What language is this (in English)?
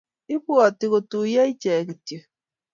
Kalenjin